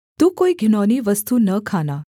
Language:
Hindi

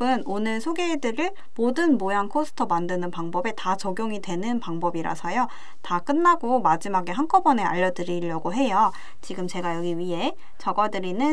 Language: Korean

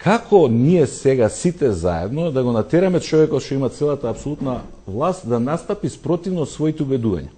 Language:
Macedonian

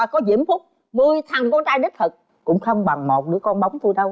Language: Vietnamese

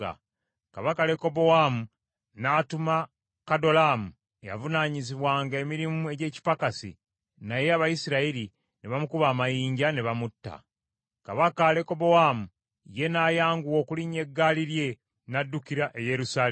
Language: Ganda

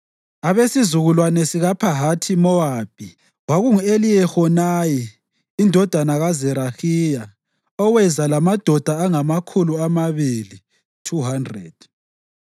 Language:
North Ndebele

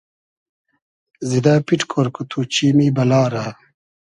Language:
Hazaragi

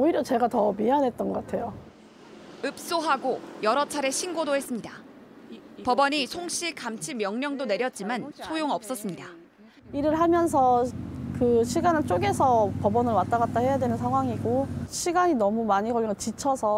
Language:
Korean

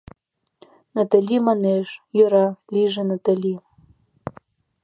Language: Mari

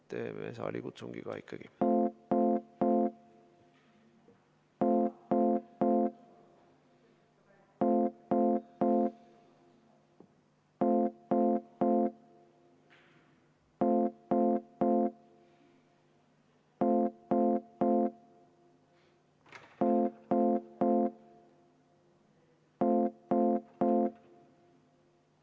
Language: Estonian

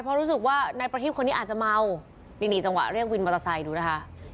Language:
Thai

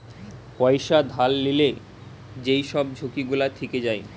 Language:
Bangla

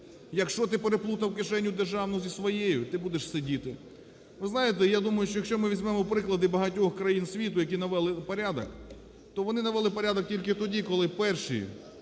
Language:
Ukrainian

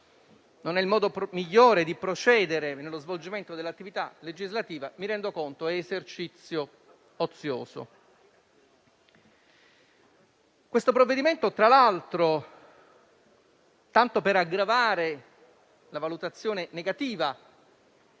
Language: Italian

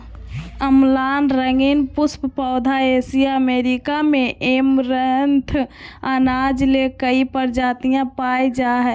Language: Magahi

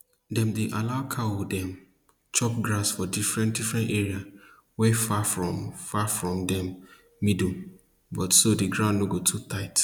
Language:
Nigerian Pidgin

